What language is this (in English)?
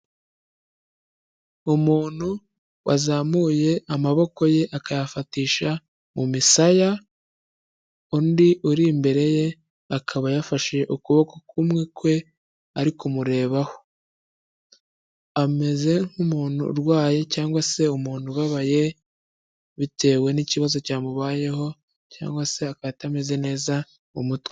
Kinyarwanda